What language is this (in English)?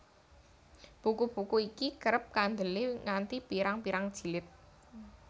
Javanese